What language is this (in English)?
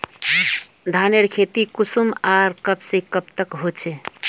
Magahi